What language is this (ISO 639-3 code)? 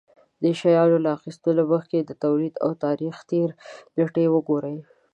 pus